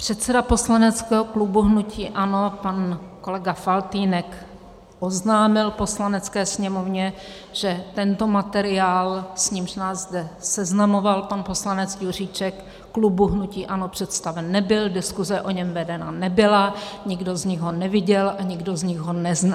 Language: Czech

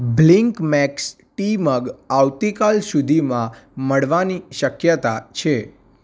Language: Gujarati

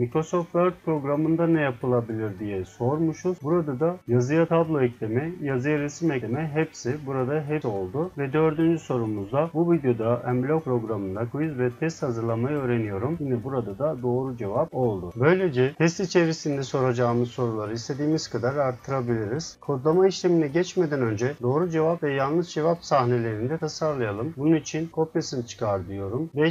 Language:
Turkish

